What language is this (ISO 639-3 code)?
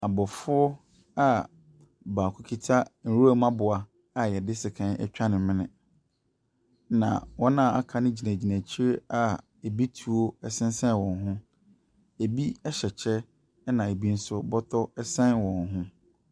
aka